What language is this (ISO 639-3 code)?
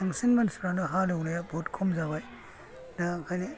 brx